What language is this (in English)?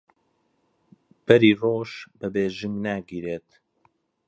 Central Kurdish